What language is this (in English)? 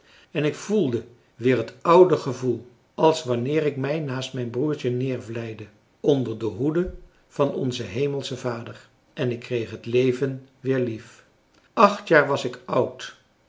Dutch